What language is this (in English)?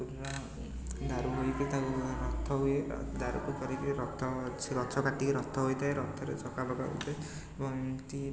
Odia